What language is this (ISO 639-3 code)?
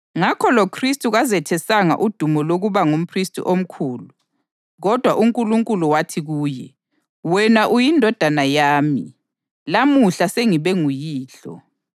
nde